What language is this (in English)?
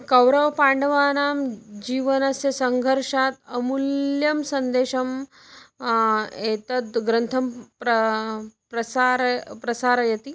Sanskrit